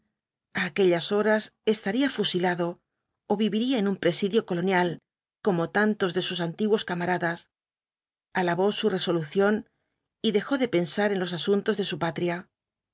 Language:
Spanish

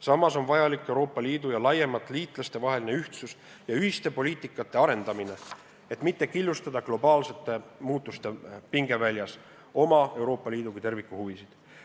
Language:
Estonian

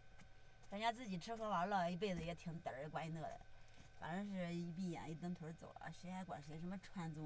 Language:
Chinese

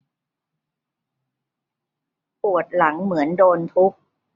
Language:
Thai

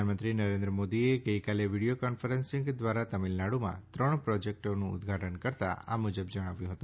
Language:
Gujarati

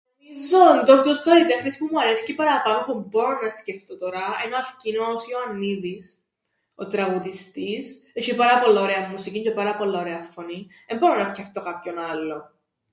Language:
Greek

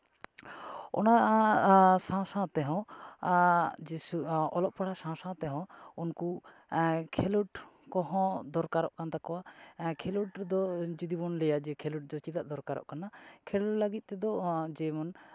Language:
Santali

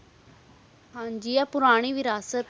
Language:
Punjabi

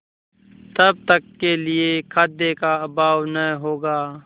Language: Hindi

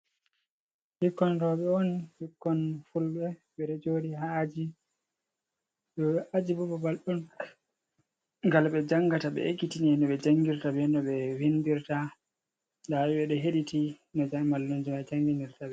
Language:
Fula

